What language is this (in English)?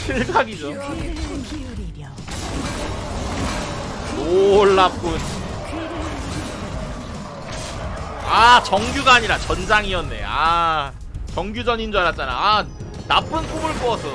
Korean